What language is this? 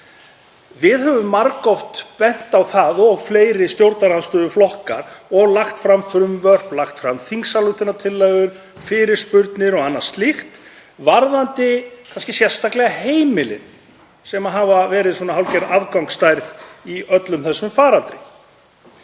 Icelandic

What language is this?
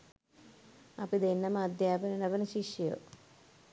Sinhala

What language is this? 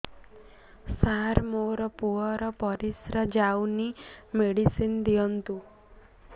Odia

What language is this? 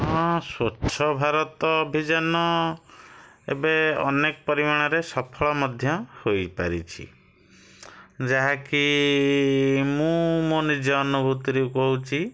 Odia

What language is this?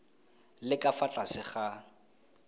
Tswana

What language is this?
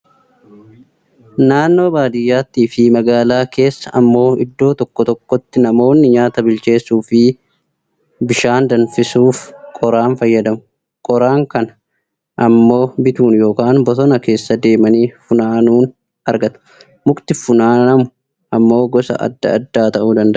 Oromo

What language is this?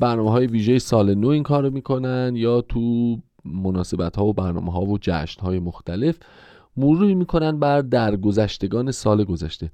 Persian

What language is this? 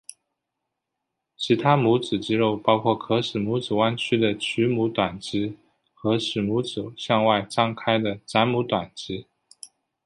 Chinese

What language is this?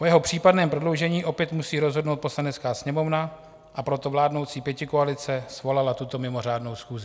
Czech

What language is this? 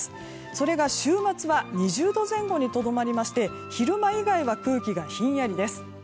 Japanese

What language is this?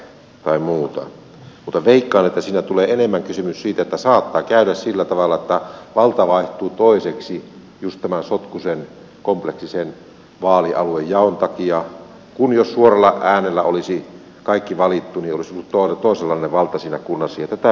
Finnish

